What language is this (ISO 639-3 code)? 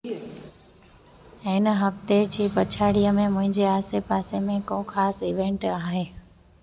snd